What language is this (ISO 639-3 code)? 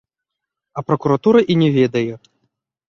bel